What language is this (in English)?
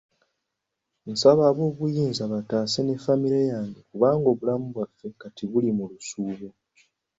Ganda